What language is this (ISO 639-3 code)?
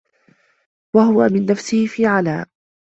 ara